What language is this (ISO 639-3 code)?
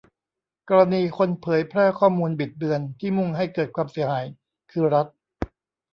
tha